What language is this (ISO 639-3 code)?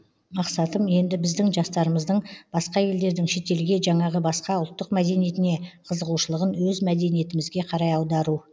kaz